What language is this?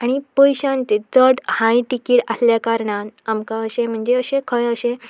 Konkani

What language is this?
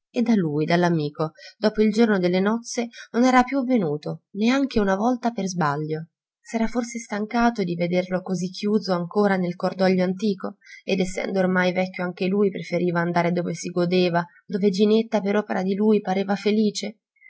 Italian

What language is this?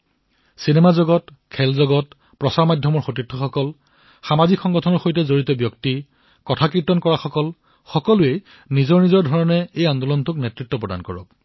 Assamese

